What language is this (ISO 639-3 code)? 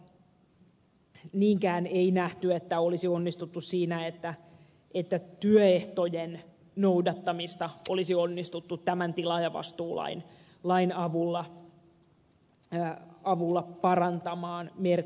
fin